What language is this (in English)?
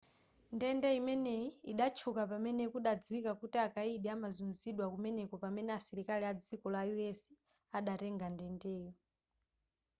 Nyanja